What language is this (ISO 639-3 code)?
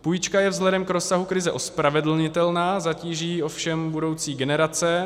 ces